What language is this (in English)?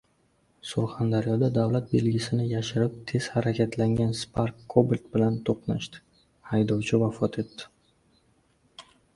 Uzbek